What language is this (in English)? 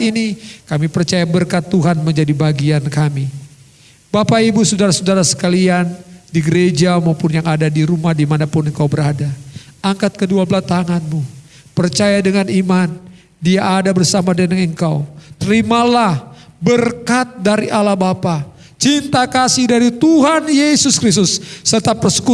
Indonesian